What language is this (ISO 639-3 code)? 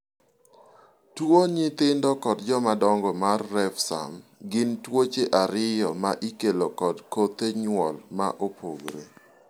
luo